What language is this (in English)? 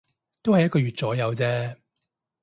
Cantonese